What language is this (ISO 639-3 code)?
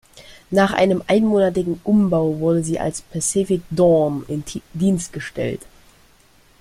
deu